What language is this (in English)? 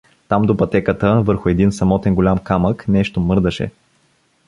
Bulgarian